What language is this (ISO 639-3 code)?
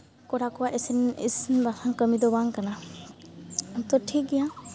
sat